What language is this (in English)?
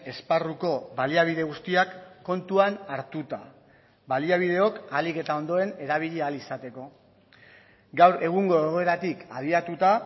Basque